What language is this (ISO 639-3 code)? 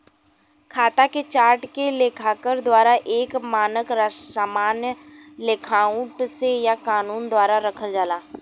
bho